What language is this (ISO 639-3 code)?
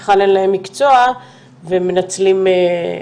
heb